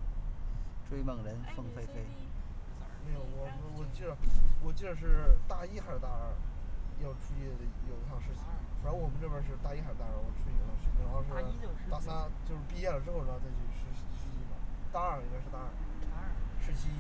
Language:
Chinese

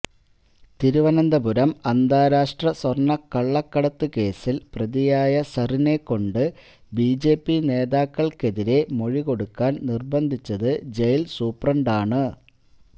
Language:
Malayalam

